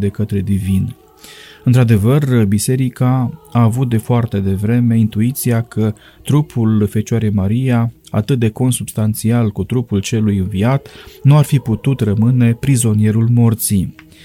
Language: Romanian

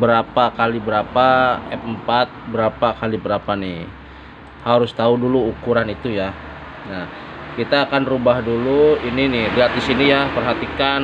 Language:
Indonesian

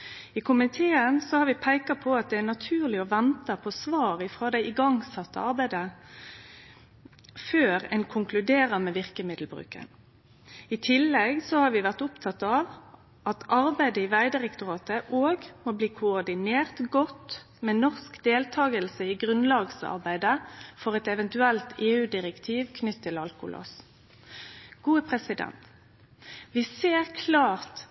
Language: Norwegian Nynorsk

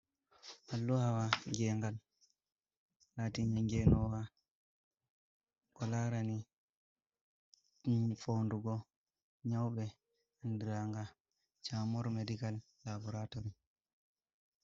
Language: Fula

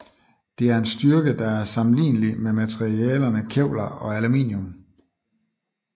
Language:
Danish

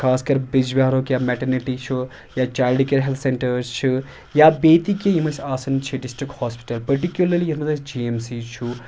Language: Kashmiri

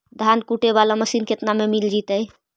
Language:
Magahi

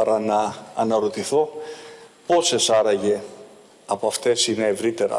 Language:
Greek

